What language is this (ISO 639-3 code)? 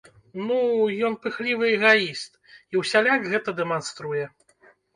bel